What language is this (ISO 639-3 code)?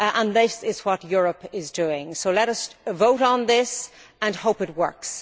eng